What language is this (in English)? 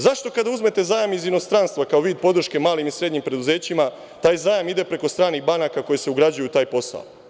Serbian